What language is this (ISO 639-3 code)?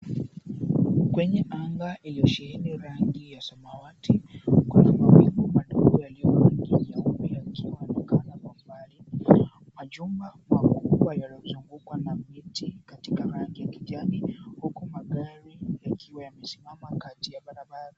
swa